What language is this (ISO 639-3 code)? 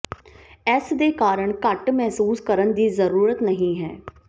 pan